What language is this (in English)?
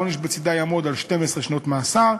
Hebrew